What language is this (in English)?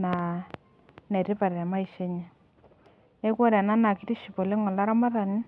Masai